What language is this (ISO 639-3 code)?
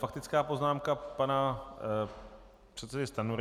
ces